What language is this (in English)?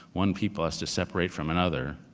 English